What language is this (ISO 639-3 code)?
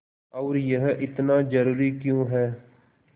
hin